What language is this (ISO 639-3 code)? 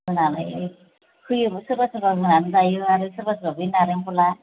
brx